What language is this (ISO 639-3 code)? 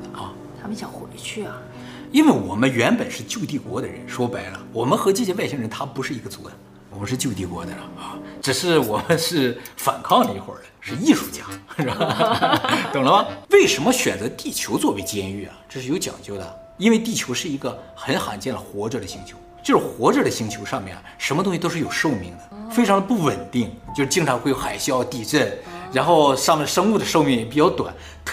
zho